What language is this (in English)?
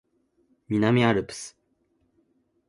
Japanese